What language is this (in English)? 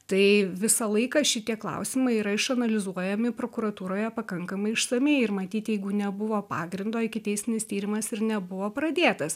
Lithuanian